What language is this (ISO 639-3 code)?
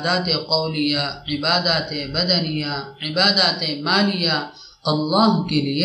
ara